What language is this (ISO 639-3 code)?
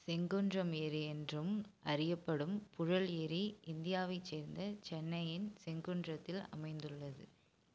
tam